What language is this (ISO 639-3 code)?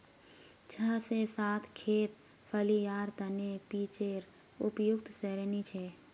mag